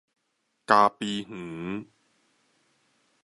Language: Min Nan Chinese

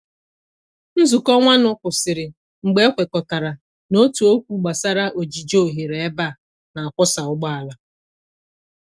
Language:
Igbo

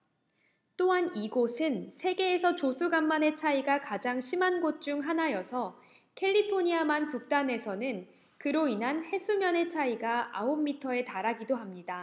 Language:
Korean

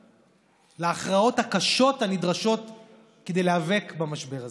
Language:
Hebrew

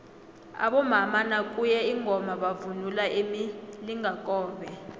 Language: South Ndebele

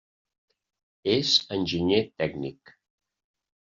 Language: Catalan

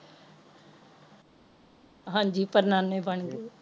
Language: Punjabi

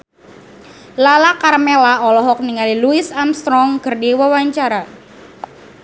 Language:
Sundanese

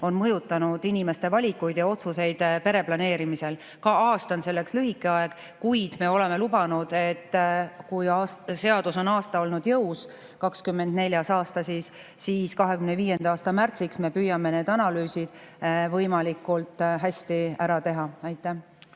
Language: Estonian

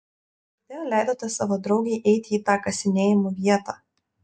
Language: Lithuanian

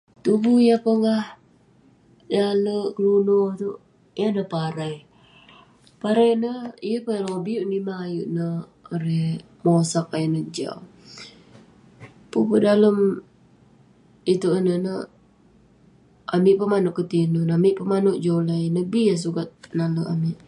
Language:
Western Penan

